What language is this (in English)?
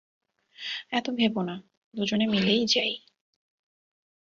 Bangla